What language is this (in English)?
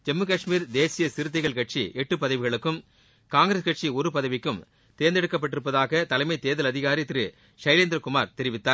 Tamil